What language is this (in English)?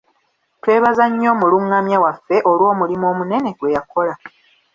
Ganda